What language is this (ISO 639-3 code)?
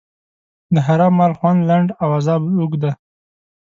pus